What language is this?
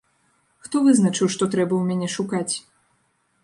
Belarusian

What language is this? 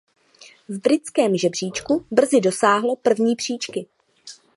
Czech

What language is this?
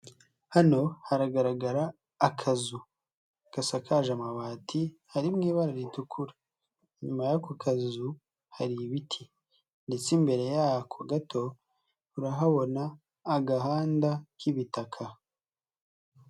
Kinyarwanda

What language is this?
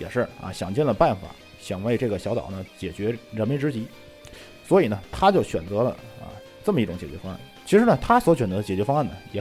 Chinese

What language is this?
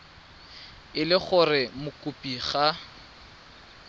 Tswana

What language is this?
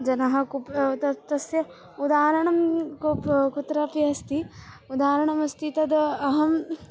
Sanskrit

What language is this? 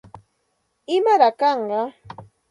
Santa Ana de Tusi Pasco Quechua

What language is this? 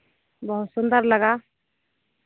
Hindi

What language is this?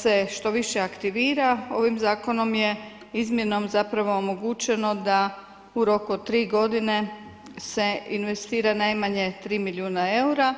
Croatian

